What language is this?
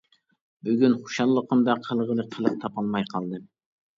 Uyghur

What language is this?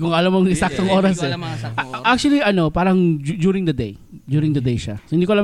Filipino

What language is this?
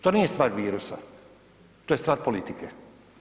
Croatian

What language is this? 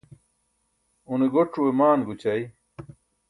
Burushaski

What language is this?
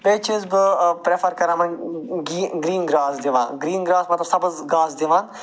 Kashmiri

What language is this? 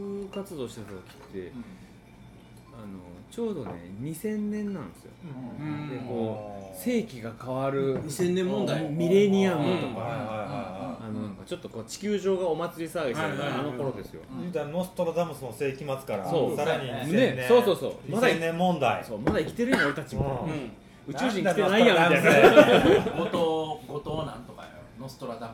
Japanese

